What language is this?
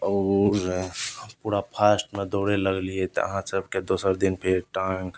Maithili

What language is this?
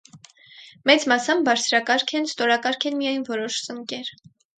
Armenian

